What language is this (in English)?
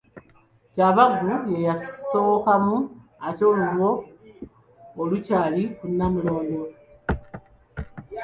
Ganda